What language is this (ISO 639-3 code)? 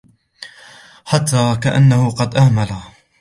ara